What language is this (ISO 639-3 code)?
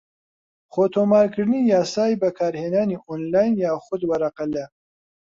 ckb